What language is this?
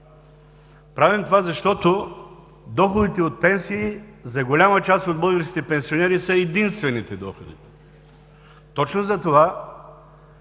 Bulgarian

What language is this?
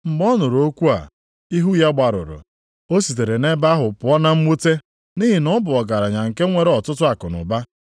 Igbo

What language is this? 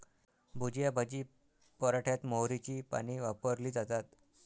Marathi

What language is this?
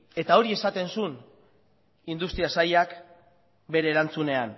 Basque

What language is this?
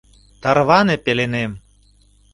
Mari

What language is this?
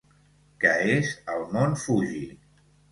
Catalan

